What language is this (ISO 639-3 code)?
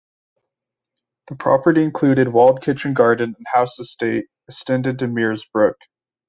eng